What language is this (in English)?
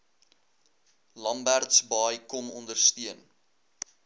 Afrikaans